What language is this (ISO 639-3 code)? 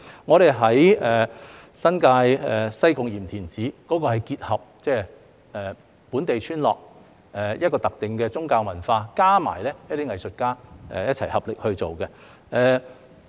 yue